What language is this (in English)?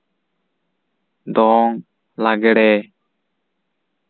Santali